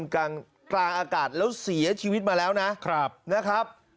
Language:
Thai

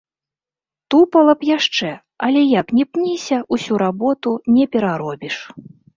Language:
Belarusian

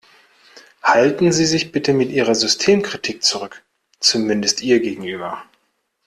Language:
German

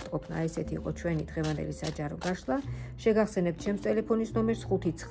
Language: Romanian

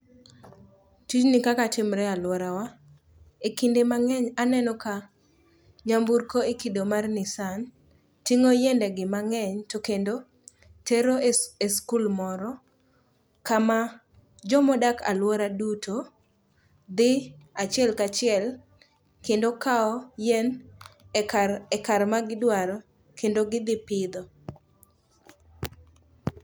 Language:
Luo (Kenya and Tanzania)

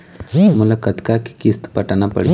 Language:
Chhattisgarhi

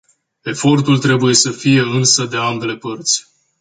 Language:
Romanian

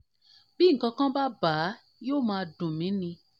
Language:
Yoruba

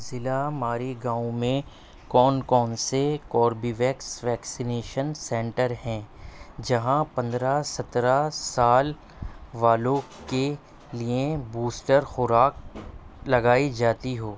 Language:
Urdu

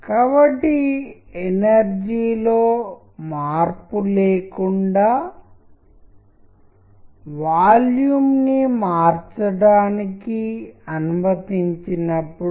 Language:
Telugu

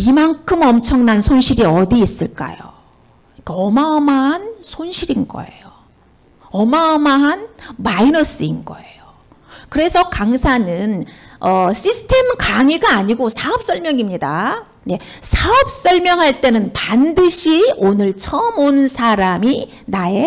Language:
Korean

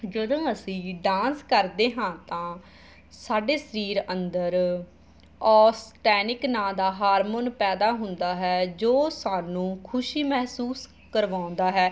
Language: Punjabi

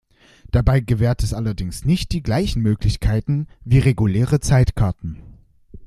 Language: German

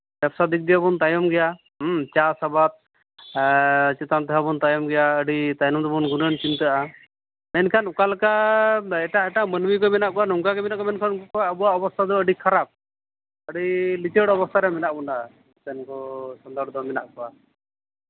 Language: Santali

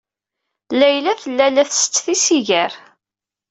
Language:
Kabyle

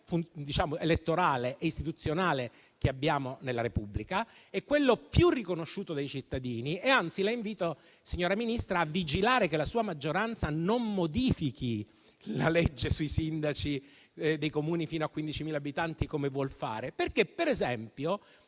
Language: Italian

